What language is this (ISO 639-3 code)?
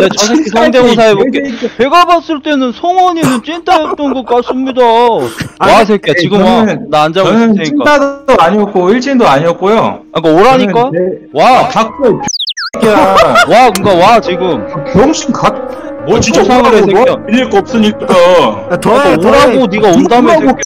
kor